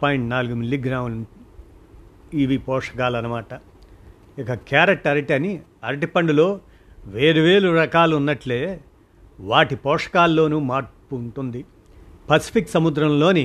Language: Telugu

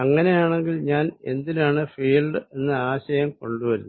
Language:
Malayalam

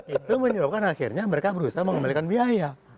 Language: Indonesian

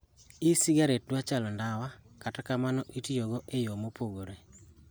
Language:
Luo (Kenya and Tanzania)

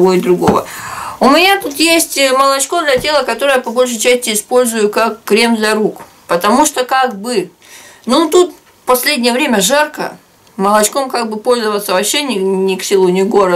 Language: Russian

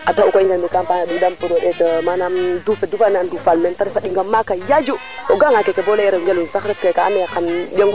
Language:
Serer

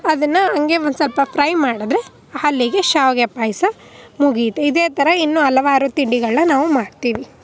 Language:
Kannada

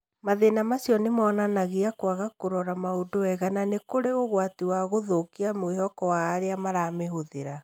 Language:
Kikuyu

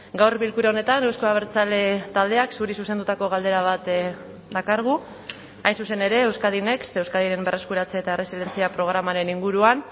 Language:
Basque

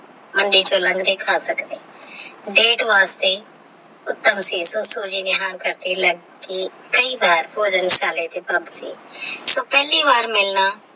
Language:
Punjabi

